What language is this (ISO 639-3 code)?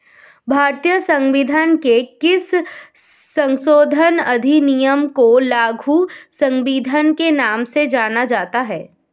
hin